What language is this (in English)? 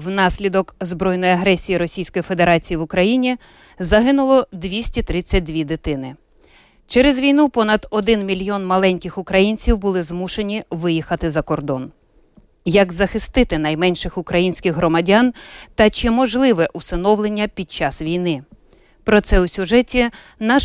Ukrainian